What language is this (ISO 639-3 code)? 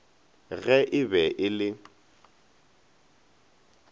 nso